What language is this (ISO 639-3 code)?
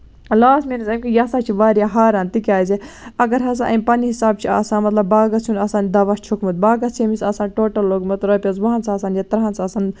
kas